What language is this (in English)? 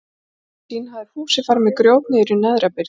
Icelandic